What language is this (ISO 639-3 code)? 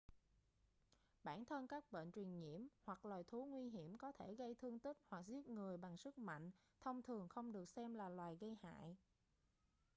vie